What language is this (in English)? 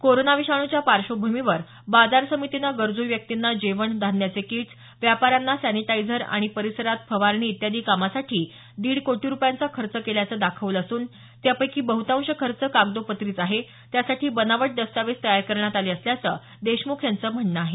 Marathi